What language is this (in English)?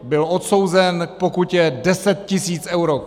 Czech